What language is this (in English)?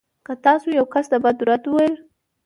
Pashto